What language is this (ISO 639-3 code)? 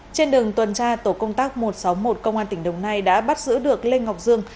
vie